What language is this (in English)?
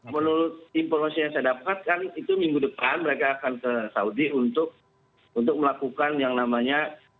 Indonesian